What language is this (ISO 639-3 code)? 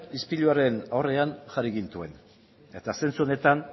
eus